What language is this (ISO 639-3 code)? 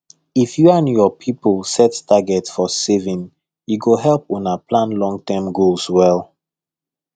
pcm